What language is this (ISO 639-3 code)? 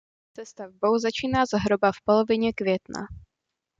ces